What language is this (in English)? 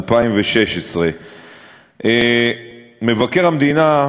Hebrew